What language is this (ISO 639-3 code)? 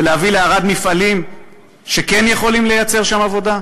heb